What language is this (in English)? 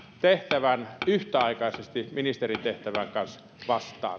Finnish